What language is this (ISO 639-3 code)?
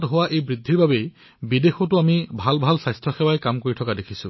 asm